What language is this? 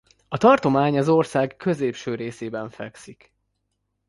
Hungarian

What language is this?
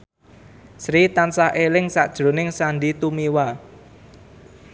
Javanese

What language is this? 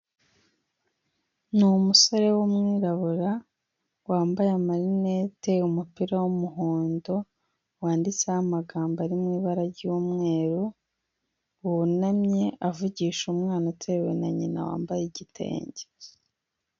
Kinyarwanda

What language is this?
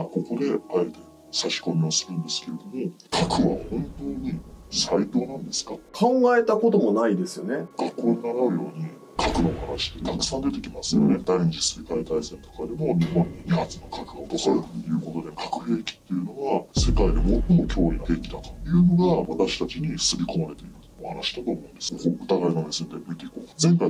Japanese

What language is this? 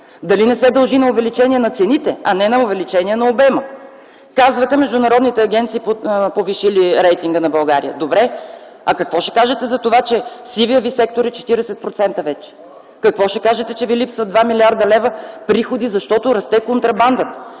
Bulgarian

